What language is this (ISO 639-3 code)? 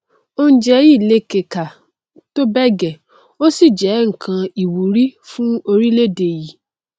yor